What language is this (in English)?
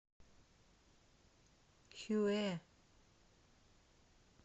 Russian